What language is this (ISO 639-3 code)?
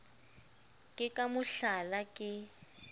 sot